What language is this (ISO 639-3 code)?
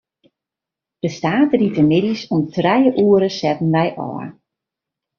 fry